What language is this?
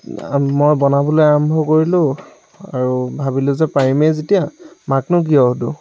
Assamese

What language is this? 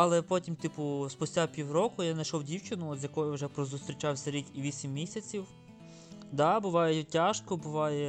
Ukrainian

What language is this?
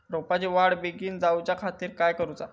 Marathi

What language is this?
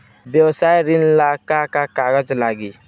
Bhojpuri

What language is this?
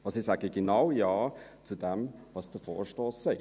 Swiss German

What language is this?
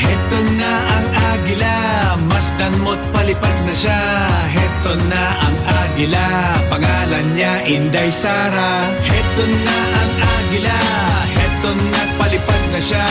Filipino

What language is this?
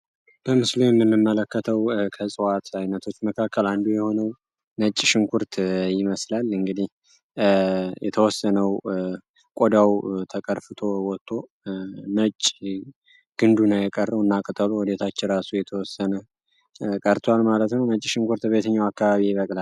Amharic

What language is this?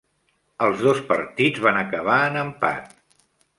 Catalan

